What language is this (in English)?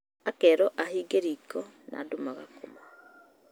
Kikuyu